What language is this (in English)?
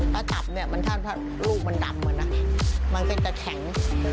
Thai